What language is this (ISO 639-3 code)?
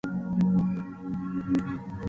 spa